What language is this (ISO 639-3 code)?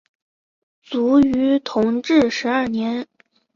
zho